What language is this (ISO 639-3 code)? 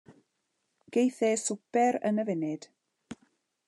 cym